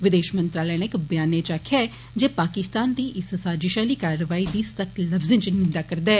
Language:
Dogri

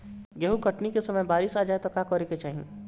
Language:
Bhojpuri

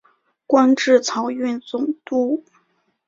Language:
Chinese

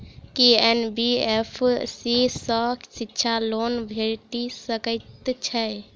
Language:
Maithili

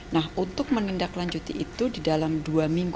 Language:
Indonesian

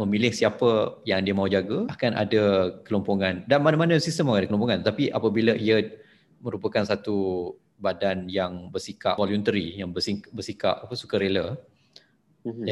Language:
Malay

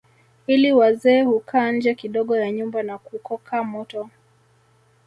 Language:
Swahili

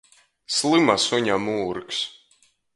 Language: Latgalian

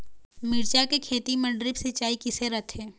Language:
Chhattisgarhi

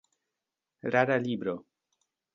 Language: Esperanto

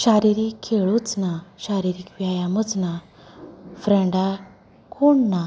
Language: Konkani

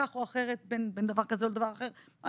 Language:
Hebrew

